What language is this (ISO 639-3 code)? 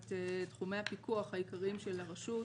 heb